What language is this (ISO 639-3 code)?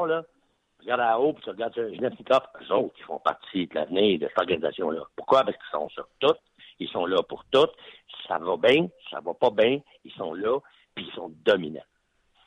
fra